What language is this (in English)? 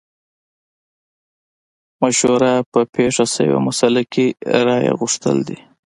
Pashto